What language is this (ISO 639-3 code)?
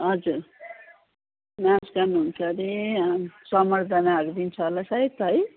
nep